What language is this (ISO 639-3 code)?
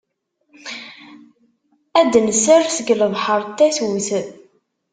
kab